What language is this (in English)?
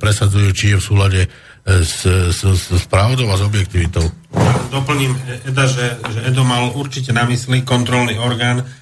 Slovak